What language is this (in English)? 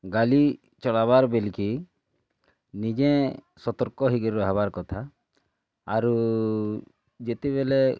Odia